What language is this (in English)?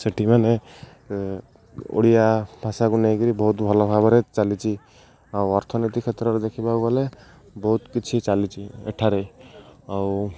Odia